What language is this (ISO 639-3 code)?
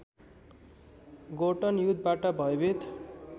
nep